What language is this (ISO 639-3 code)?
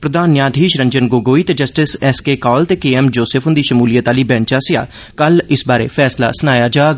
doi